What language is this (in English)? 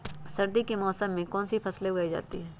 Magahi